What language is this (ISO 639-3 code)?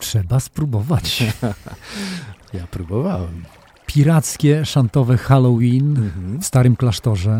pol